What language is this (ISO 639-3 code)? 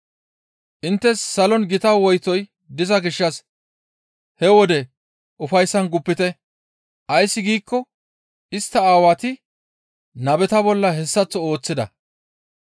gmv